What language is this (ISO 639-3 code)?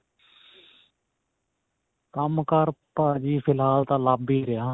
pan